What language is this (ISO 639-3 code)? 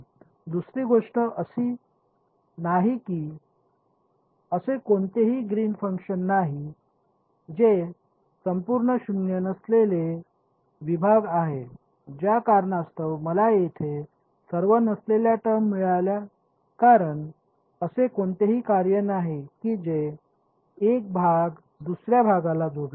mar